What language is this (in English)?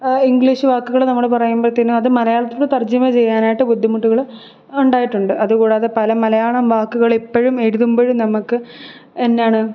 Malayalam